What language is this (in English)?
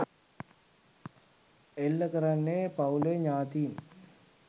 Sinhala